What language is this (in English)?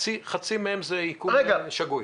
Hebrew